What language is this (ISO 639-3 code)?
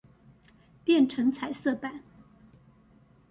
zho